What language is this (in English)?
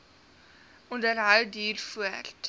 Afrikaans